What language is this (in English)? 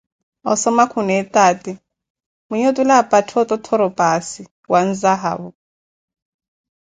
Koti